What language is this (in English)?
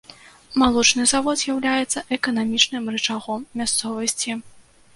Belarusian